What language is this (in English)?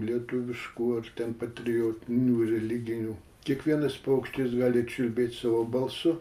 Lithuanian